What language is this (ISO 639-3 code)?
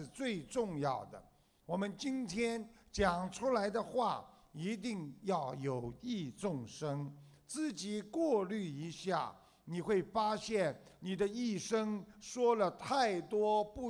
zho